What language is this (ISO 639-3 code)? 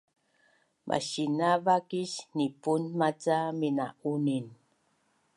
bnn